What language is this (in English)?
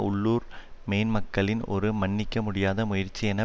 Tamil